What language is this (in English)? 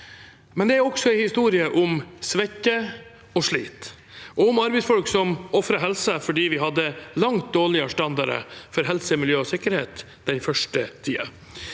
Norwegian